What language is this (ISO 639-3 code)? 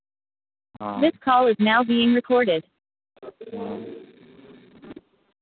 mai